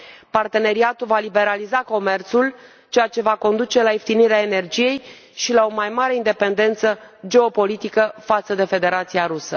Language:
Romanian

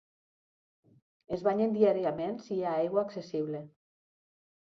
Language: Catalan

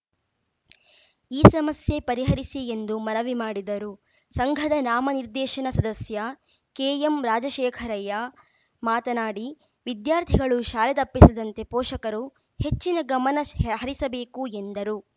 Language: Kannada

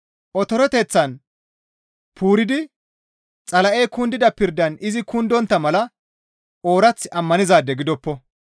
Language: Gamo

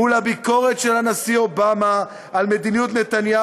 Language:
Hebrew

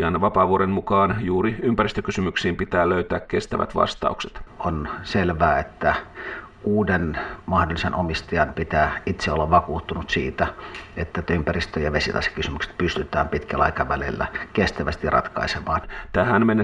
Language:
Finnish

